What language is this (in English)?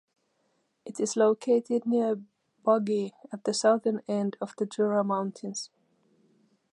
English